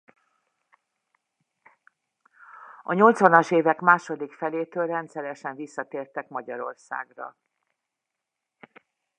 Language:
Hungarian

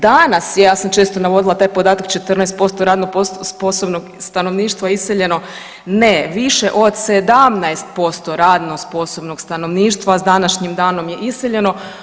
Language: Croatian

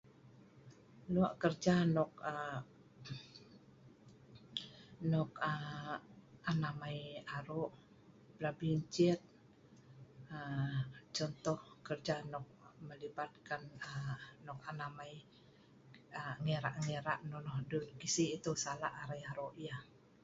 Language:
Sa'ban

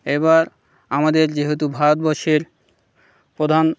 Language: Bangla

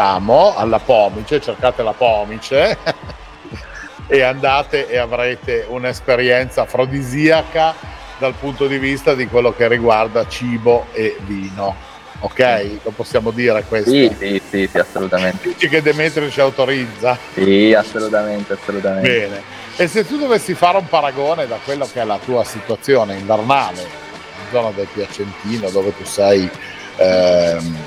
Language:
Italian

